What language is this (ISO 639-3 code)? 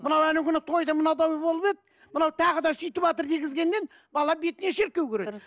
kaz